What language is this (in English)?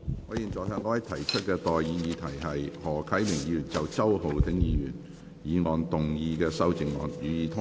Cantonese